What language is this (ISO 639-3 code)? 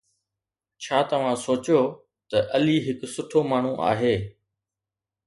snd